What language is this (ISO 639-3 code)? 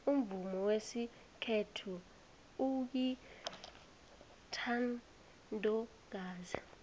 nbl